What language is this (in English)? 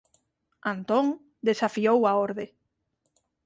Galician